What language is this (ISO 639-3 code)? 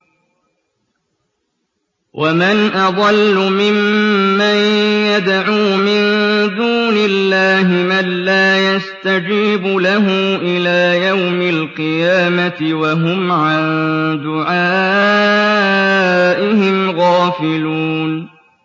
ara